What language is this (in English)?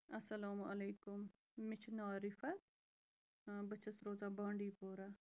Kashmiri